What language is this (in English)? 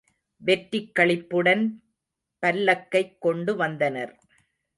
Tamil